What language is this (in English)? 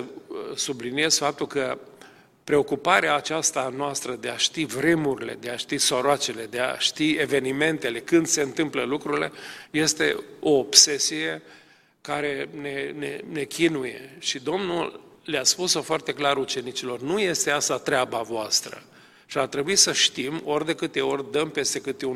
Romanian